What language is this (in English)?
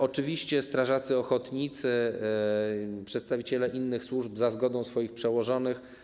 Polish